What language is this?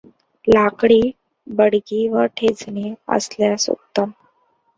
Marathi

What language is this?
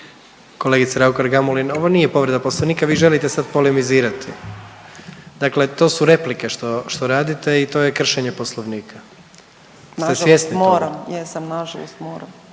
Croatian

